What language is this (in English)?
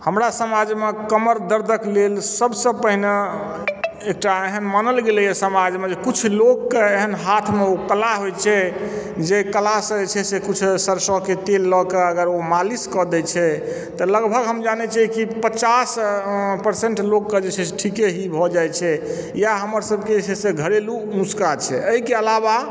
Maithili